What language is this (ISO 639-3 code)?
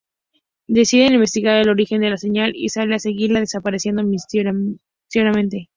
spa